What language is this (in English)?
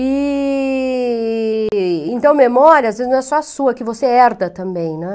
Portuguese